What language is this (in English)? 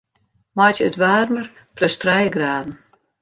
Western Frisian